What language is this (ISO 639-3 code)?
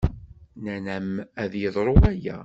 kab